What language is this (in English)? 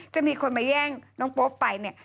Thai